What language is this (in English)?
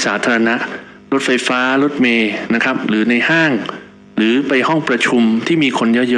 Thai